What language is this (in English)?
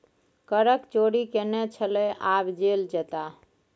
Maithili